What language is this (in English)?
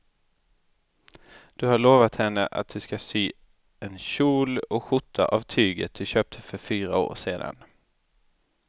Swedish